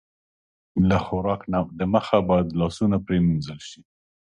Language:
Pashto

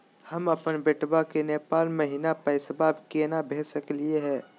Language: Magahi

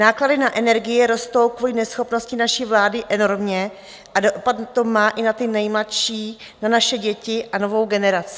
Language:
Czech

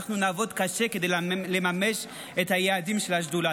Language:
Hebrew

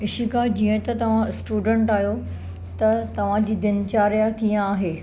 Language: Sindhi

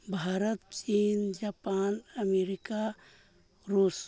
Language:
Santali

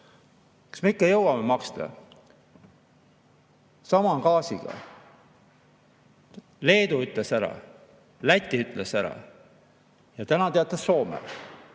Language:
Estonian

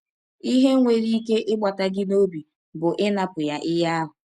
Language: Igbo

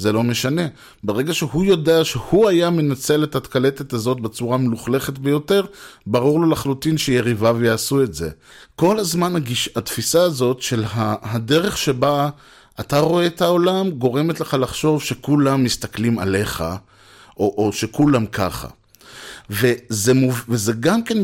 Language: Hebrew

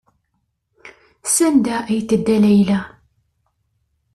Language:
Kabyle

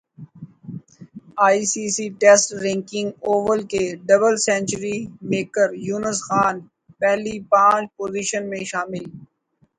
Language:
Urdu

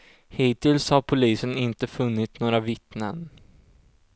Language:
Swedish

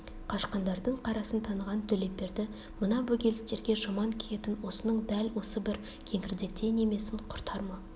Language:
Kazakh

